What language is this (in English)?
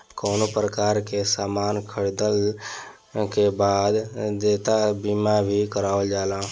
Bhojpuri